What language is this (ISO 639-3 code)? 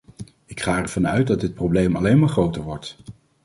nld